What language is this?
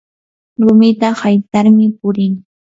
Yanahuanca Pasco Quechua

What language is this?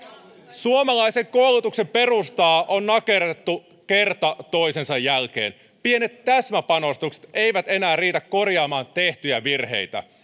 Finnish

